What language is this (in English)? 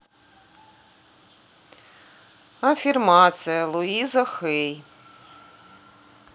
Russian